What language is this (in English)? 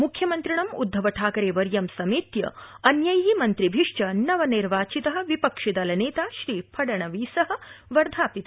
Sanskrit